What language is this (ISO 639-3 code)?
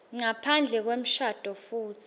ssw